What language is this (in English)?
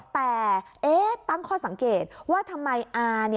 Thai